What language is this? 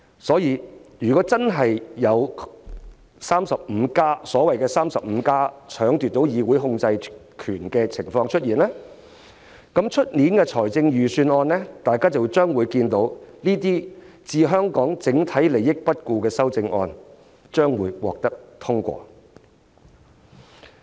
Cantonese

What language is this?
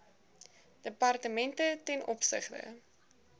Afrikaans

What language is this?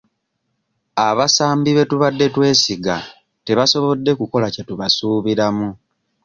Ganda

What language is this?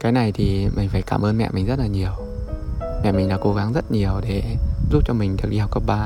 Vietnamese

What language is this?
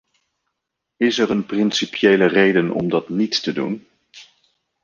Dutch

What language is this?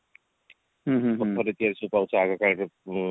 Odia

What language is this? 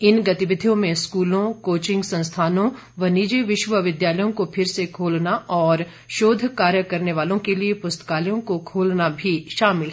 Hindi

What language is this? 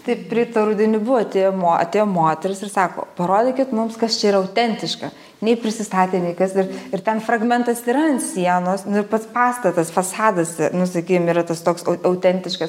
Lithuanian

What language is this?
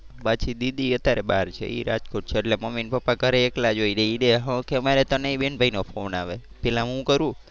Gujarati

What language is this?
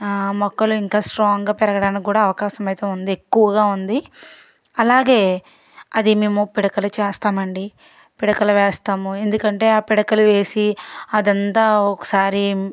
Telugu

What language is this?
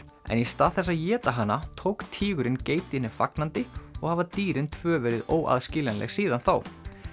Icelandic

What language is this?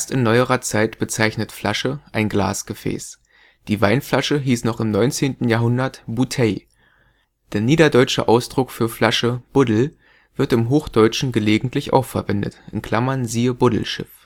German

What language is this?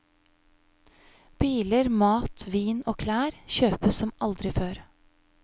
Norwegian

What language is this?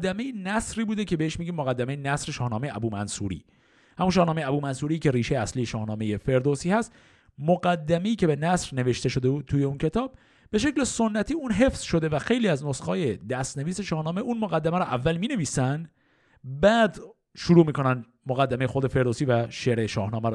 Persian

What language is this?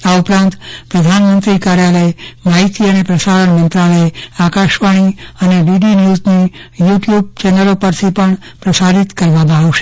Gujarati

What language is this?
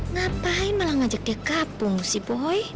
Indonesian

